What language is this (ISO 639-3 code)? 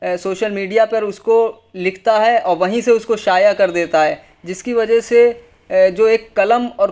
urd